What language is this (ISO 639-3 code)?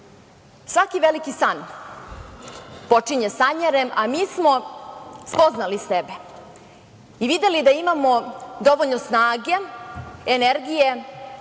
srp